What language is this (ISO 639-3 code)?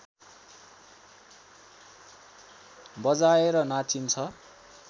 nep